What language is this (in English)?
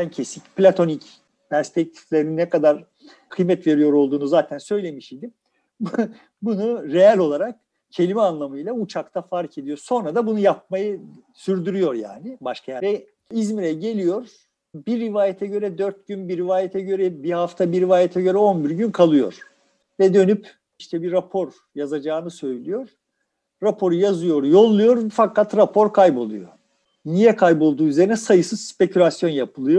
Turkish